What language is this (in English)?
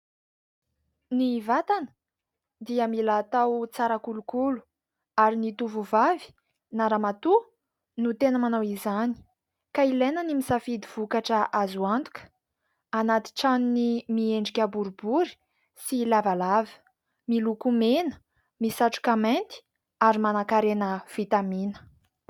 Malagasy